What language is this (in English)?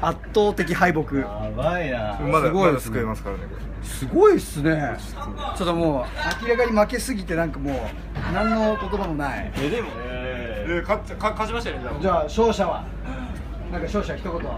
Japanese